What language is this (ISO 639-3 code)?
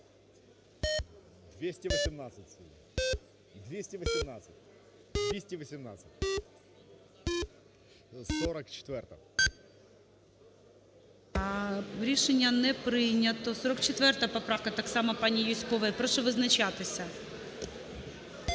ukr